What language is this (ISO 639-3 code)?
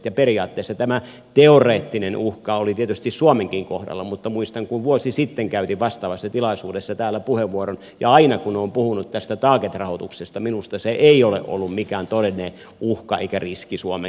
fin